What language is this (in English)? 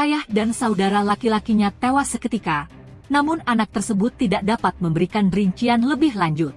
Indonesian